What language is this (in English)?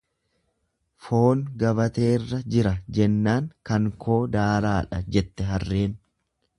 Oromo